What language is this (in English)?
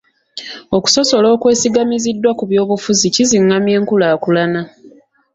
Ganda